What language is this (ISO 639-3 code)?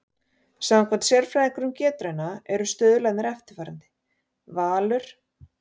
isl